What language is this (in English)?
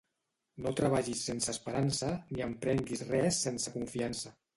Catalan